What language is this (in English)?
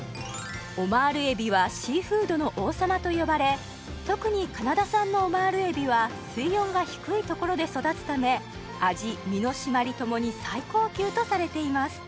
Japanese